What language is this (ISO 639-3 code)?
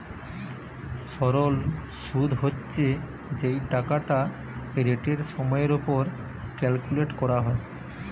ben